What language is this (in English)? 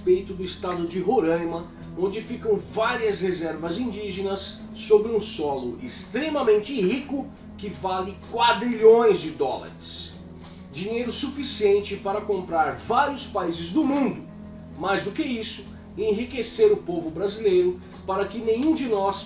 Portuguese